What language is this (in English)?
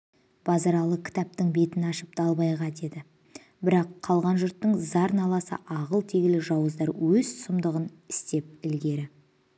Kazakh